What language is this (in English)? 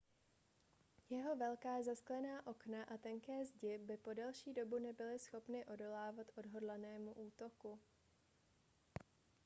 Czech